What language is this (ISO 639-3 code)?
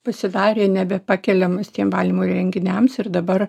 lit